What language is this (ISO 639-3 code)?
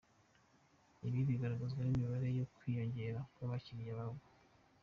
kin